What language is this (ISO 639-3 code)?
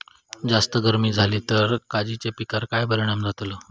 mar